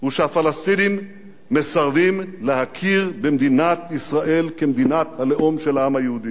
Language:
Hebrew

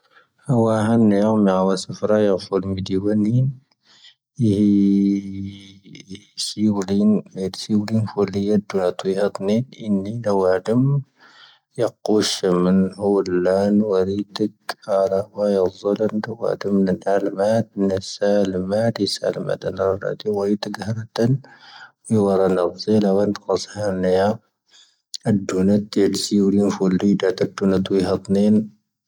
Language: Tahaggart Tamahaq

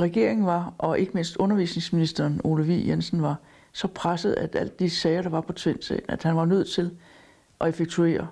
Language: Danish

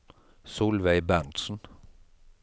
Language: Norwegian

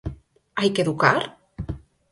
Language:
Galician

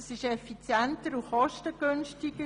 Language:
Swiss German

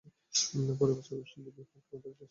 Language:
Bangla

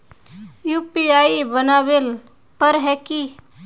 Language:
Magahi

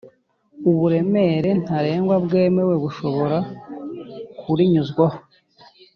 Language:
Kinyarwanda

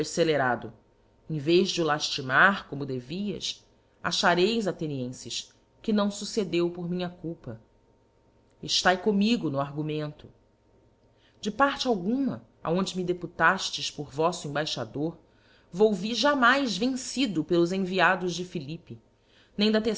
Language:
Portuguese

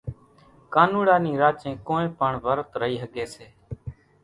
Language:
Kachi Koli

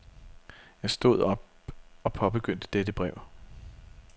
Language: Danish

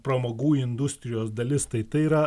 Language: Lithuanian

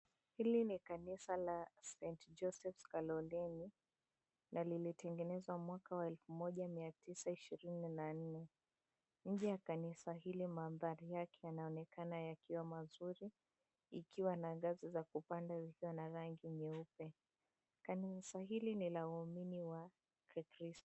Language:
Swahili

